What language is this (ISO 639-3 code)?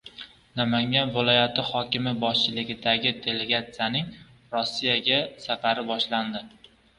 uzb